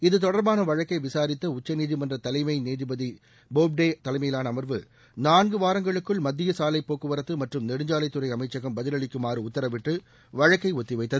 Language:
Tamil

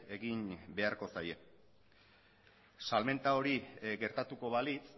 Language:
Basque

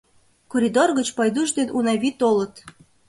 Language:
Mari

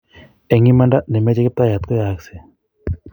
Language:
Kalenjin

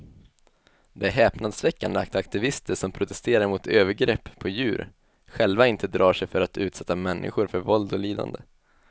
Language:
Swedish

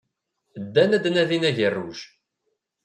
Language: Kabyle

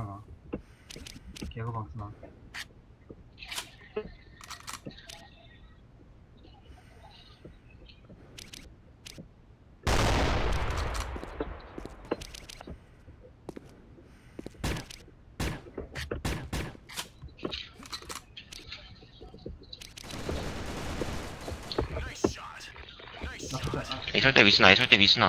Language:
Korean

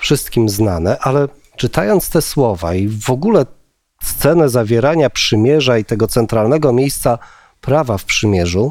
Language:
Polish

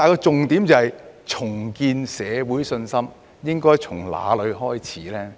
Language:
Cantonese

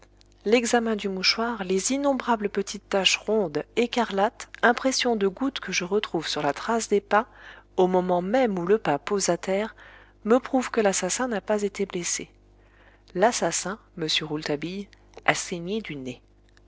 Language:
French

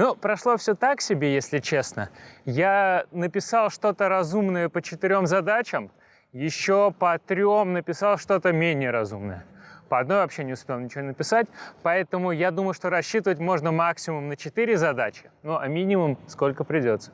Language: Russian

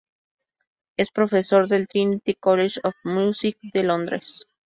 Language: Spanish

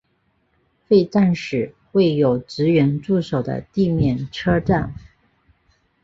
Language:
Chinese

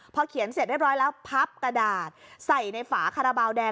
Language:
Thai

